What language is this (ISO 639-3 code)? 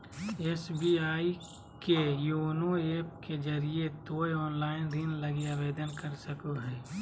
mag